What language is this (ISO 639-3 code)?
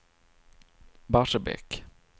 swe